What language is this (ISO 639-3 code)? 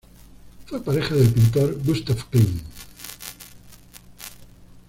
spa